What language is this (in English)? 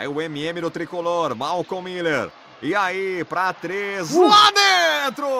Portuguese